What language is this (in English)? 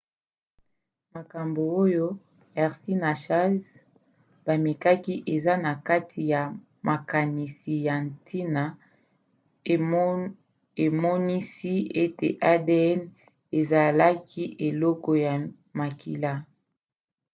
Lingala